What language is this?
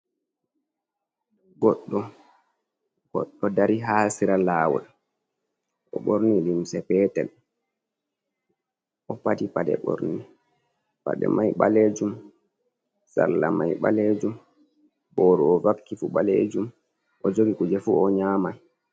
Fula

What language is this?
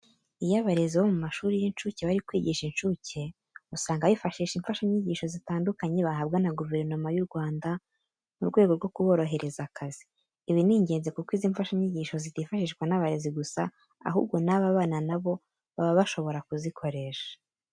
Kinyarwanda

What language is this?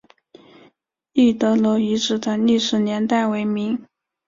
Chinese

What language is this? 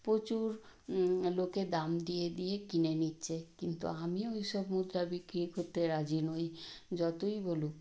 Bangla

